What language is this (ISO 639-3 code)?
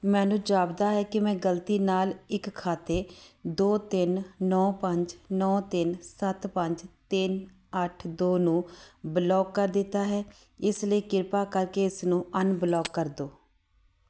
pan